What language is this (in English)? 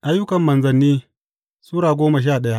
Hausa